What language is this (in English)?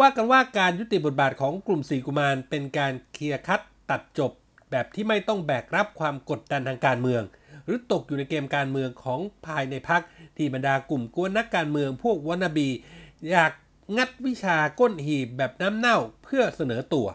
Thai